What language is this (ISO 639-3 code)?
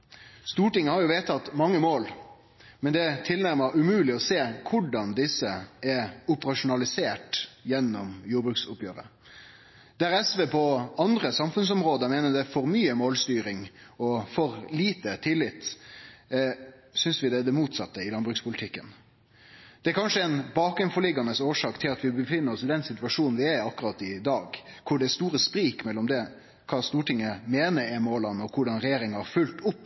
nno